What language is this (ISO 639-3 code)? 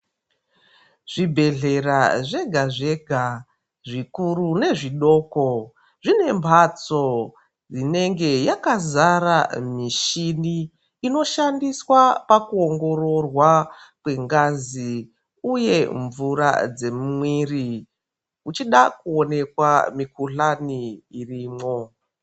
ndc